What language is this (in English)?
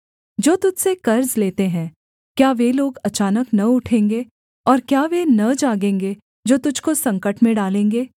Hindi